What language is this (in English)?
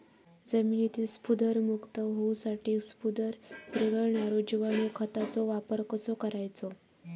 Marathi